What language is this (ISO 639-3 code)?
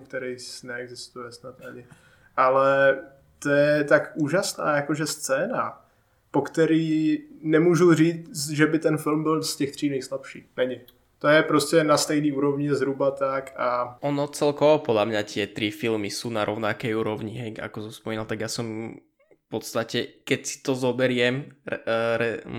ces